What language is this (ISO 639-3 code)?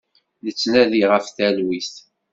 kab